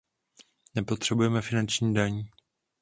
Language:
Czech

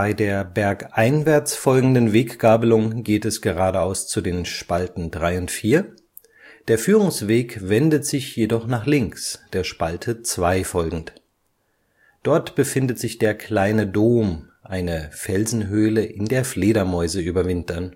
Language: German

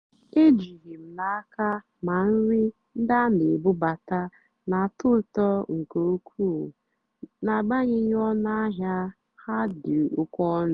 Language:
Igbo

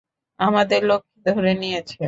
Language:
Bangla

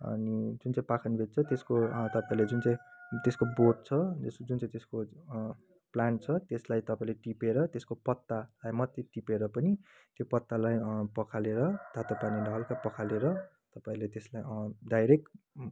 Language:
Nepali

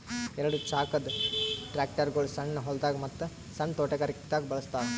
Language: Kannada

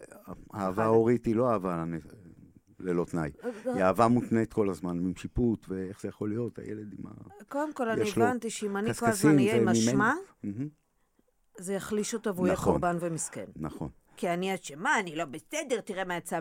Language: Hebrew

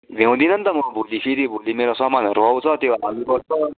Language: Nepali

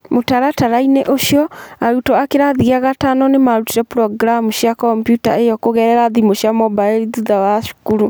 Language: Kikuyu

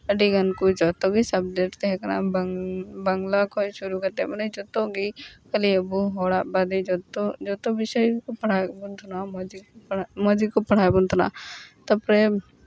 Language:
Santali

